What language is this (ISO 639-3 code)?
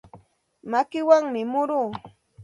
qxt